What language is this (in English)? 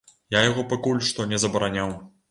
Belarusian